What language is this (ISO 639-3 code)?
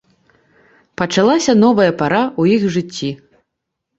bel